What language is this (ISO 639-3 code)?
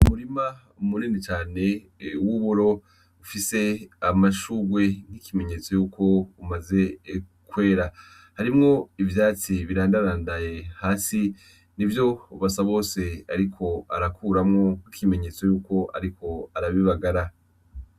run